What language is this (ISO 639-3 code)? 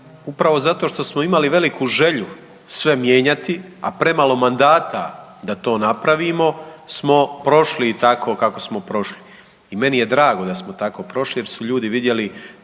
hrv